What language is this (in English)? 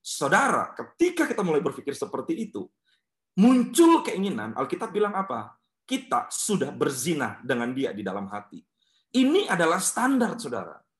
Indonesian